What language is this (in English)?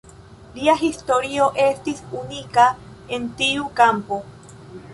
Esperanto